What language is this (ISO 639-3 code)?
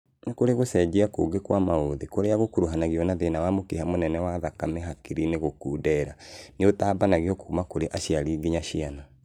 kik